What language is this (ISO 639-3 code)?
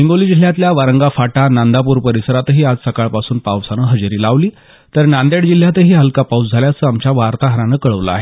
mar